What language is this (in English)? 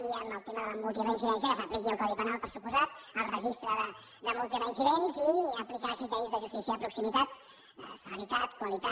Catalan